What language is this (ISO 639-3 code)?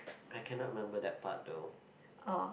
eng